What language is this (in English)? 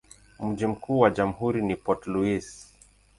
Swahili